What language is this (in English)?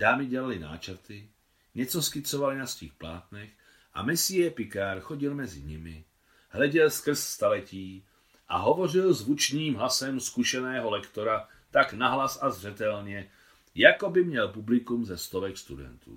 Czech